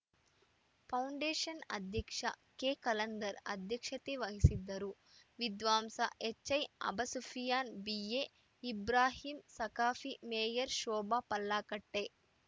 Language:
Kannada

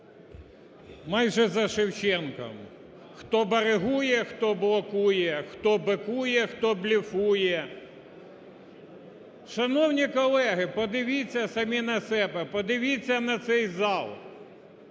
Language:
Ukrainian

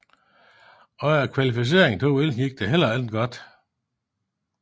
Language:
Danish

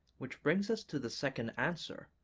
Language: English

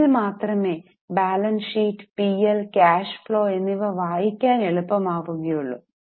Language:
Malayalam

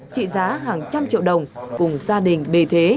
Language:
Vietnamese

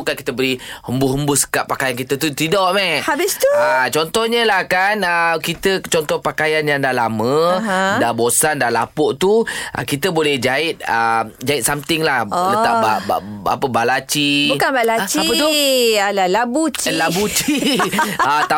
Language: Malay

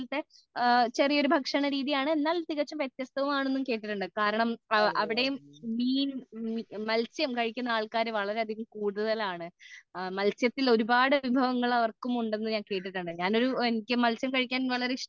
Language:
Malayalam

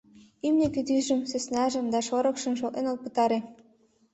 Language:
Mari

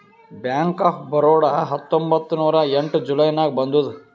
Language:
Kannada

